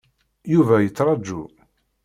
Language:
Kabyle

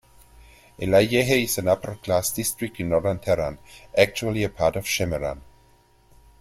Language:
English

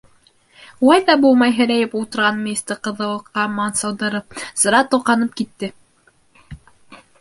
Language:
Bashkir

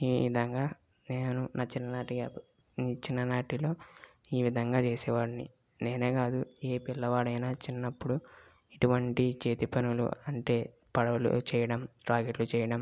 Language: Telugu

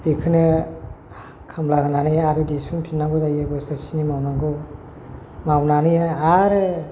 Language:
Bodo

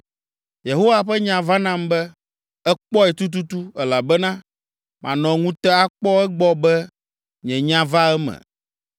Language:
Ewe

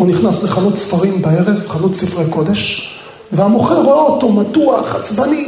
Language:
Hebrew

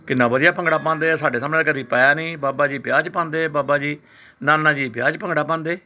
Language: Punjabi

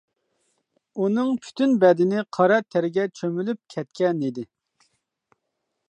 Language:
Uyghur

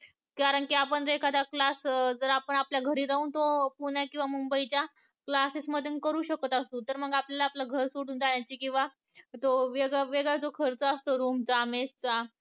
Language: Marathi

